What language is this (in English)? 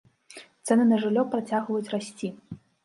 Belarusian